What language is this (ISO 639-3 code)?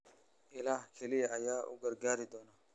som